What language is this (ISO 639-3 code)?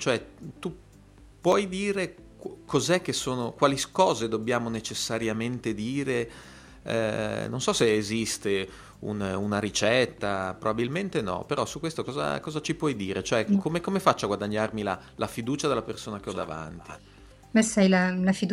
ita